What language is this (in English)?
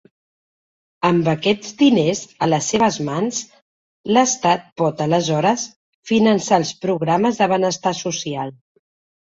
Catalan